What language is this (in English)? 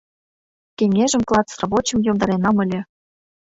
Mari